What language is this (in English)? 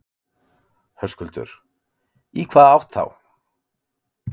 Icelandic